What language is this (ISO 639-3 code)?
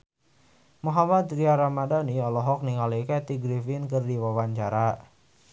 sun